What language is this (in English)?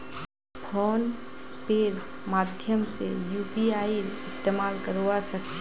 Magahi